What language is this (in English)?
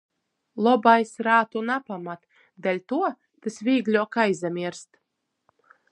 Latgalian